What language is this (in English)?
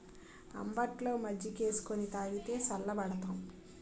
Telugu